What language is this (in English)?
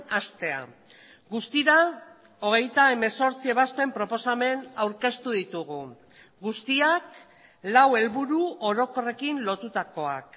Basque